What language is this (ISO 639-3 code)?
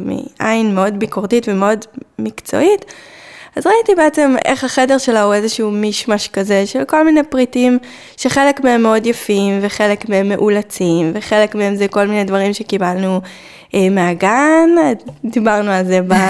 heb